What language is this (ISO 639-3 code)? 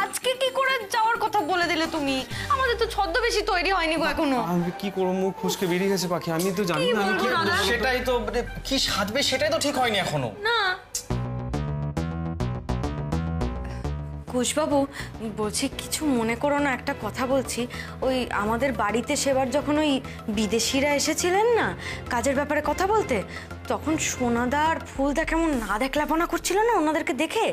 ben